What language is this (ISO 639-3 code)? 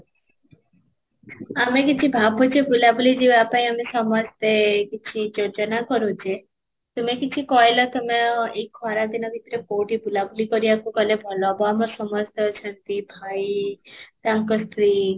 ori